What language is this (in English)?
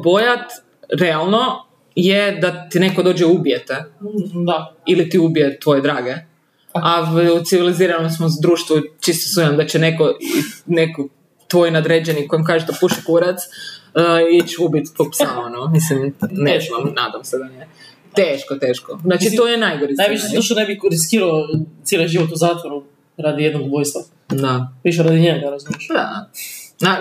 Croatian